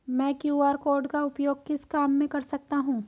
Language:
Hindi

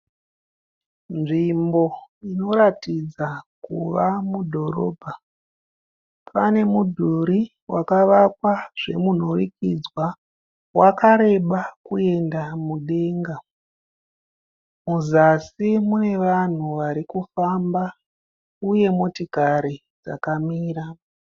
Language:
Shona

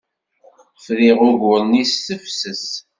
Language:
Kabyle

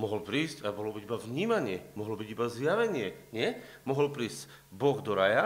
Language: Slovak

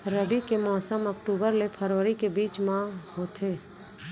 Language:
Chhattisgarhi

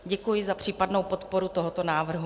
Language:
Czech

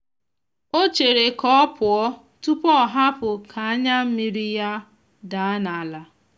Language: Igbo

